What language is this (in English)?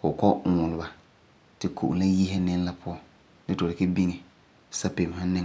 Frafra